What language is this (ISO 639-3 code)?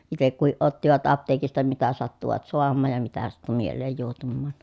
fin